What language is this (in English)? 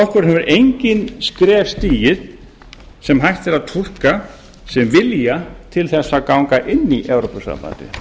Icelandic